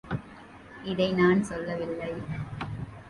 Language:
Tamil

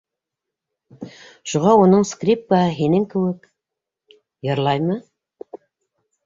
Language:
Bashkir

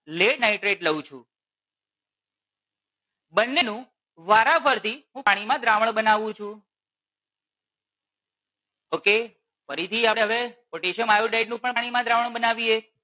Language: Gujarati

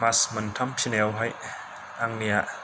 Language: Bodo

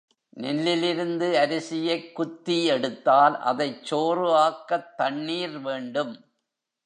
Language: Tamil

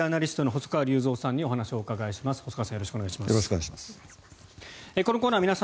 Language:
Japanese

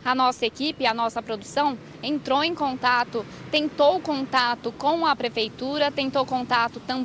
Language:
Portuguese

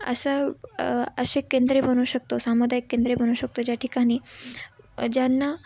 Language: Marathi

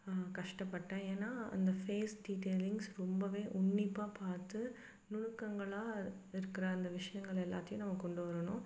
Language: Tamil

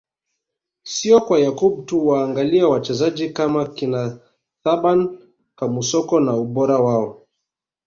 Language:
Swahili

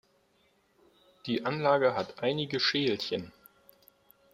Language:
German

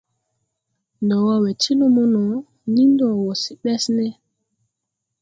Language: Tupuri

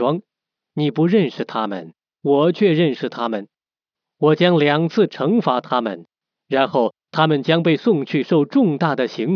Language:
Chinese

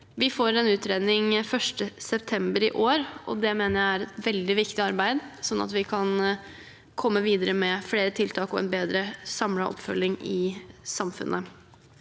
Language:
Norwegian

